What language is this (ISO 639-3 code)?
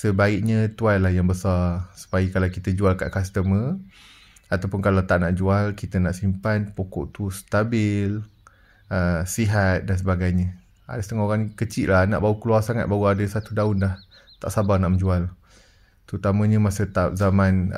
msa